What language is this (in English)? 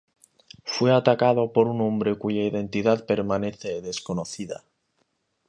Spanish